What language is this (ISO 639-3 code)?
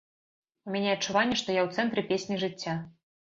bel